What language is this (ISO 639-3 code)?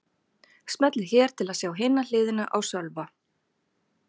isl